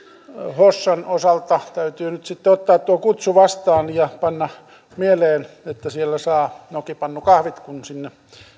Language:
Finnish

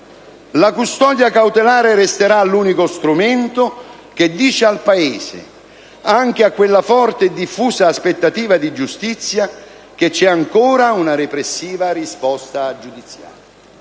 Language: Italian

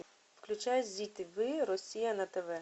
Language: Russian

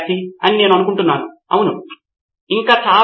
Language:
Telugu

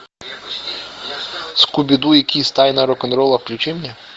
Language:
Russian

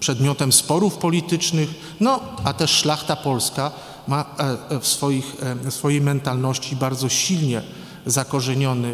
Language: Polish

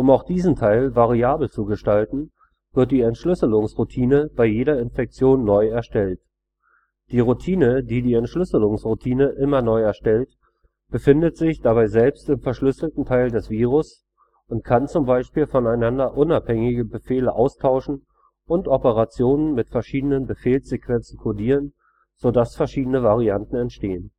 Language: German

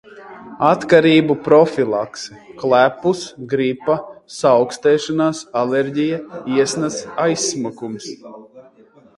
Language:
Latvian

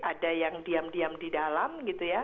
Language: Indonesian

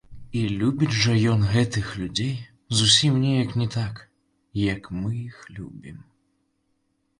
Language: Belarusian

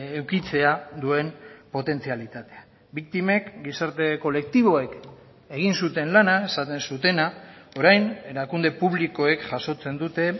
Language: Basque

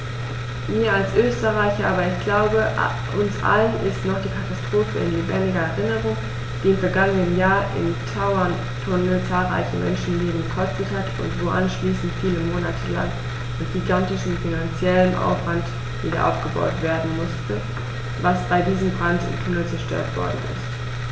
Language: German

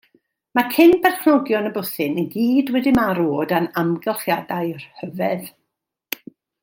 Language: Welsh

